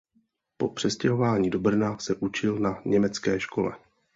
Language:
Czech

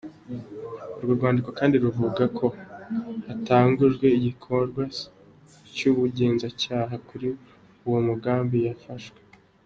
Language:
Kinyarwanda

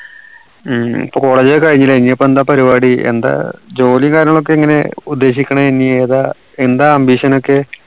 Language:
Malayalam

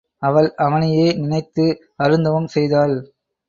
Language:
Tamil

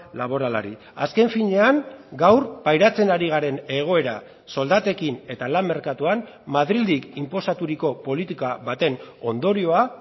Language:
Basque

